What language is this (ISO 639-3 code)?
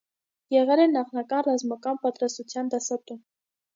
hye